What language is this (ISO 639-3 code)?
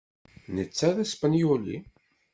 kab